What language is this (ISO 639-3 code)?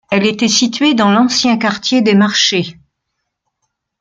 fra